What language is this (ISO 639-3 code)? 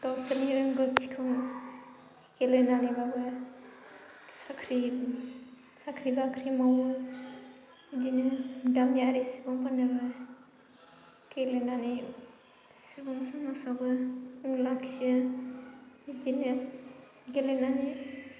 brx